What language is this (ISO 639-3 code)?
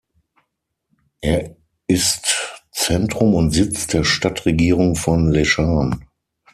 deu